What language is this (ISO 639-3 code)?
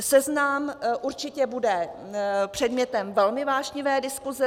ces